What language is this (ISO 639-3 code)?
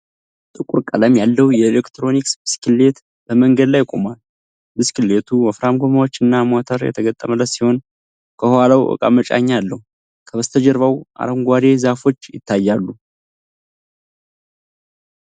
amh